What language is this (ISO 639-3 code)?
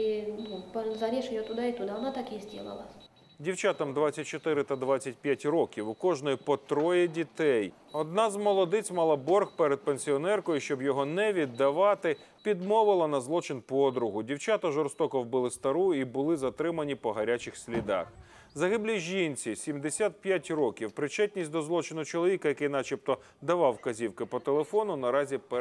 rus